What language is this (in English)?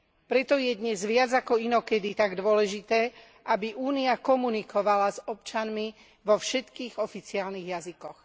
Slovak